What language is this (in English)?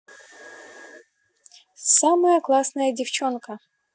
Russian